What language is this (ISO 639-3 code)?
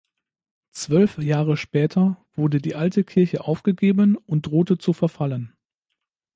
deu